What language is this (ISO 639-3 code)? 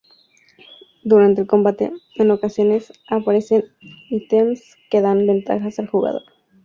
spa